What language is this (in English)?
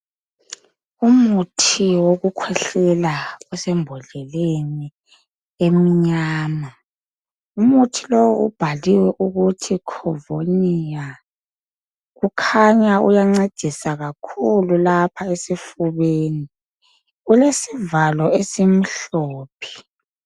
North Ndebele